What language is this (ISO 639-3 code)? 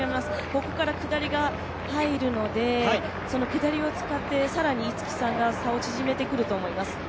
jpn